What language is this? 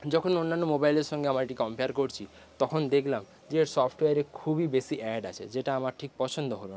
Bangla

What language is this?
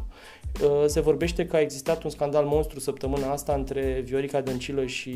Romanian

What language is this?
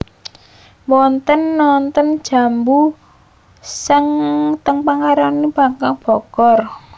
Javanese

